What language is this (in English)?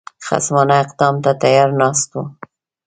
Pashto